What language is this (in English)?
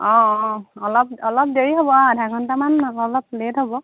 Assamese